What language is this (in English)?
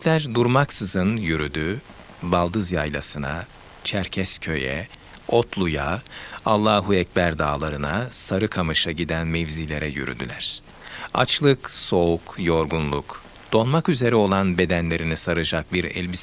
Turkish